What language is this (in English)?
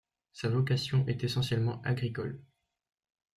French